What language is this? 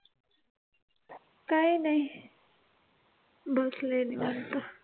Marathi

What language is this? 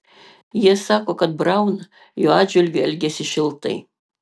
Lithuanian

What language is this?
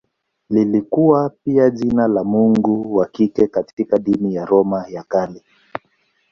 Swahili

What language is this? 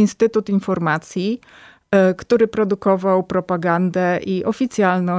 Polish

